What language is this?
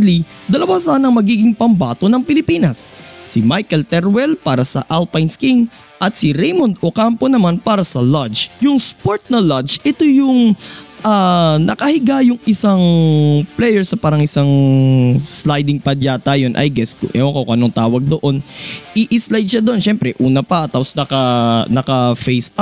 Filipino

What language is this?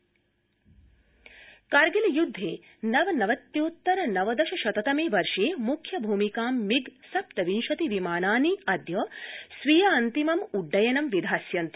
Sanskrit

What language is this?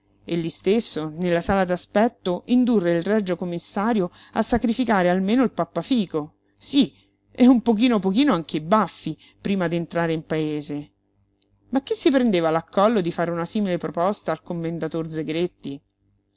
Italian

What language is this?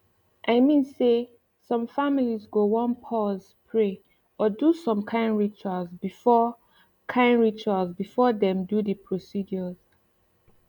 Nigerian Pidgin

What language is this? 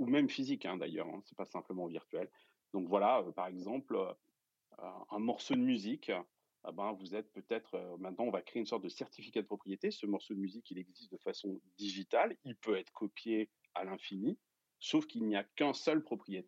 French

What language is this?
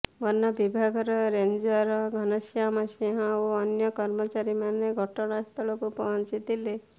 Odia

